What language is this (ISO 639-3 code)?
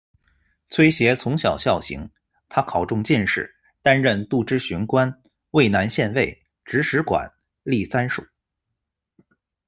zho